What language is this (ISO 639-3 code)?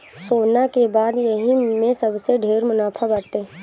bho